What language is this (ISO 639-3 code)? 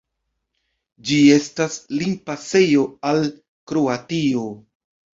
epo